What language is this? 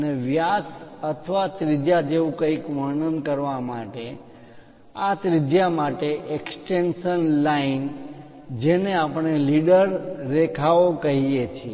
Gujarati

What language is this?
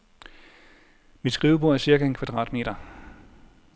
Danish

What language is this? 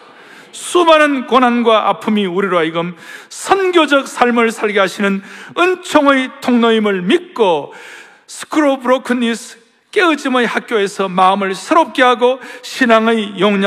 Korean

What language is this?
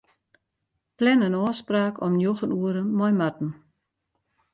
Western Frisian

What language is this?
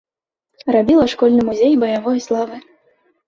Belarusian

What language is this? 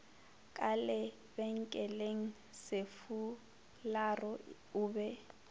Northern Sotho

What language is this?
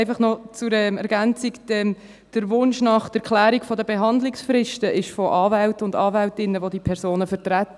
Swiss German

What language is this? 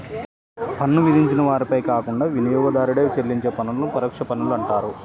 Telugu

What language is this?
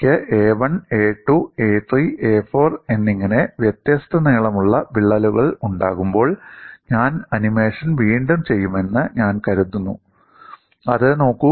Malayalam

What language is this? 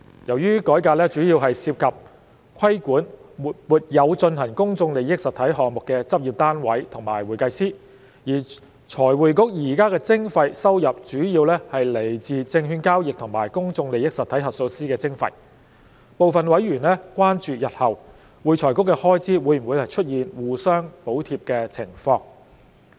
Cantonese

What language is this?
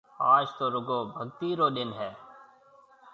Marwari (Pakistan)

